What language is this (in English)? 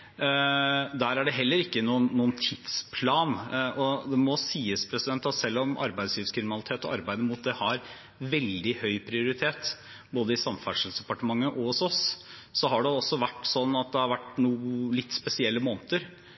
Norwegian Bokmål